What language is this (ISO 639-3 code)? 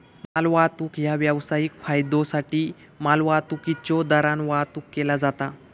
mar